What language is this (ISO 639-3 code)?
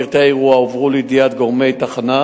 heb